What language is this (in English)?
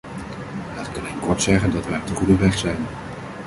Dutch